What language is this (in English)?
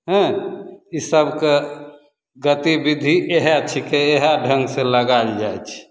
Maithili